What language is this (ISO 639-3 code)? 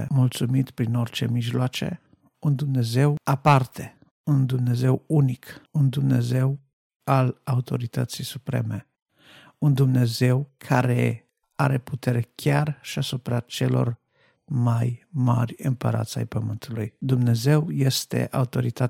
ron